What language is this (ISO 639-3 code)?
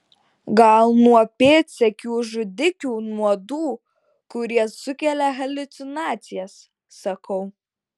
lit